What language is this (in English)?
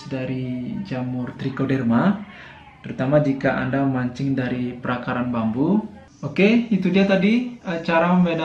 Indonesian